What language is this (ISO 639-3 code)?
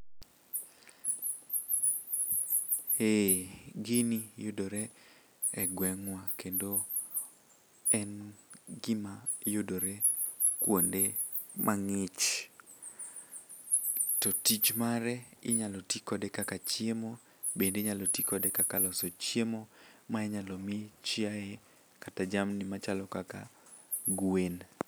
luo